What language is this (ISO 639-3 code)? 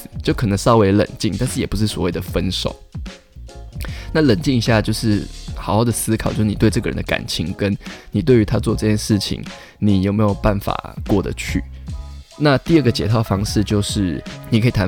zho